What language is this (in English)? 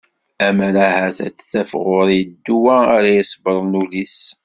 Kabyle